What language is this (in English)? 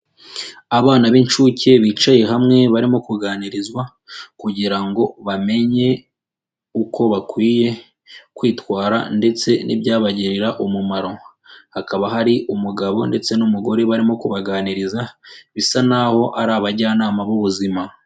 Kinyarwanda